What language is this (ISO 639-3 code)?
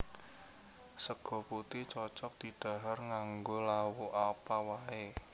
jav